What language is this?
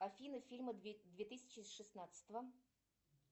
Russian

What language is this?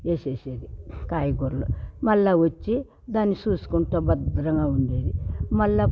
Telugu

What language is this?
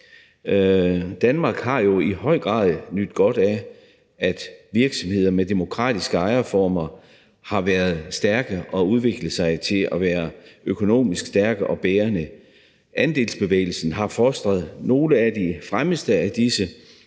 Danish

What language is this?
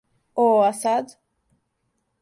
Serbian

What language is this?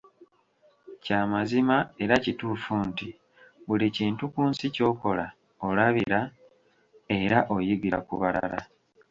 Ganda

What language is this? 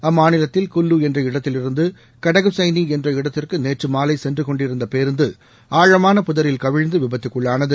Tamil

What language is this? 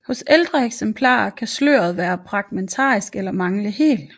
Danish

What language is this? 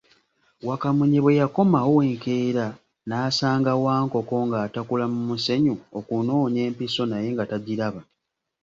Ganda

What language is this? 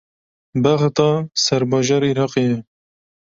Kurdish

